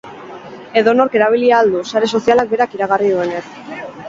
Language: Basque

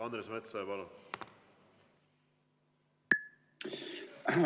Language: Estonian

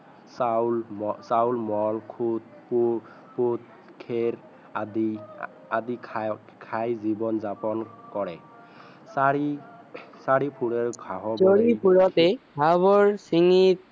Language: Assamese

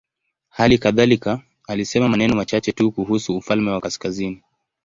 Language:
Swahili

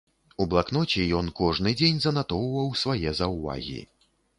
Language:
Belarusian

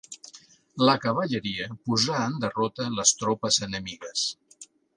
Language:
Catalan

